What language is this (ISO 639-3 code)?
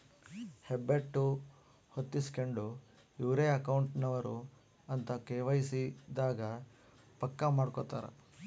kan